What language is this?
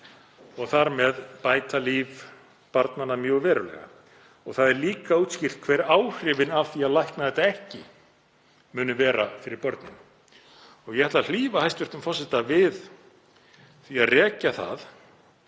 Icelandic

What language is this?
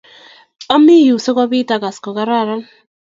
Kalenjin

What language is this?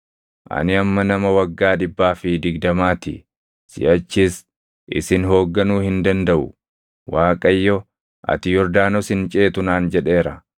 Oromo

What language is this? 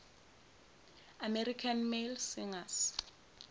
Zulu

